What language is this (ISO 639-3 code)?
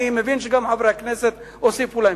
heb